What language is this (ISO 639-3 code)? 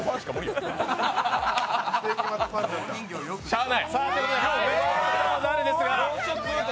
jpn